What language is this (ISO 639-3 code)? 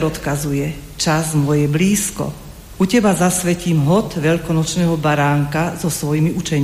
slk